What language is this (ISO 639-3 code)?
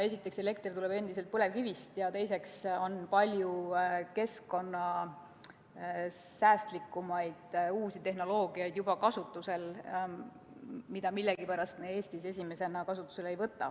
est